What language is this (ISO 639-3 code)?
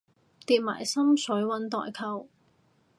yue